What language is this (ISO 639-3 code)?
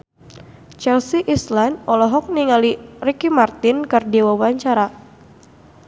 sun